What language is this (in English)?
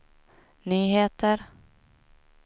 Swedish